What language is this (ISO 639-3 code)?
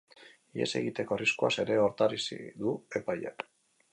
eus